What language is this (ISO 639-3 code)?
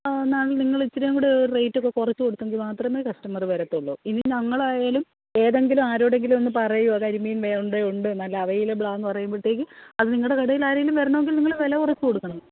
mal